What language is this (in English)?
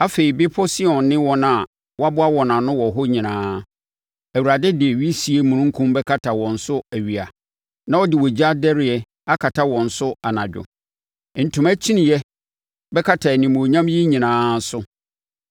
Akan